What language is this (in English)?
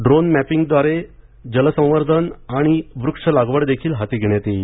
Marathi